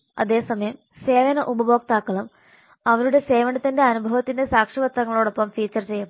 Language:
Malayalam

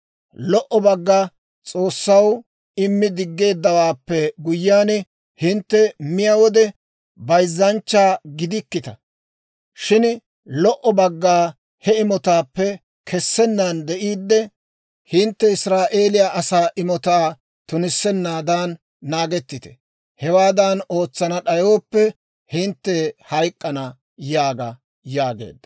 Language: Dawro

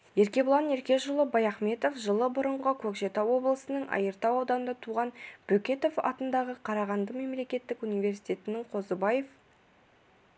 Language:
Kazakh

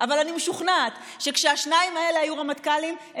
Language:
Hebrew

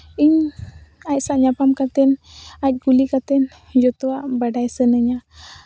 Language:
Santali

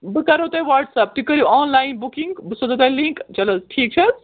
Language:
Kashmiri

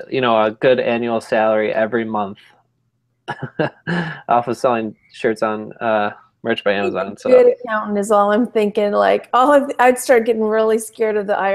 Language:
English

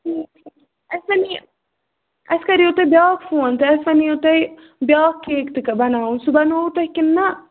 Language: Kashmiri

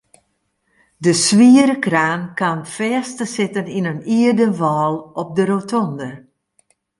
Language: Western Frisian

